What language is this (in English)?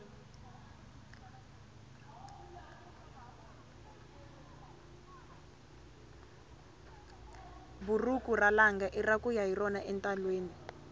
Tsonga